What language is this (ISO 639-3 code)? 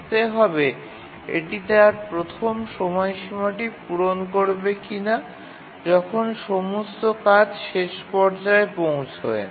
ben